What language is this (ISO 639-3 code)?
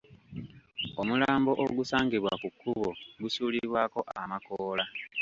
lug